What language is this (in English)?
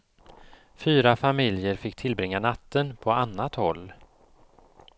Swedish